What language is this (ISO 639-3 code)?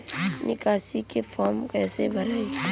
bho